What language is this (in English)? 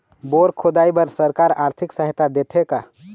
Chhattisgarhi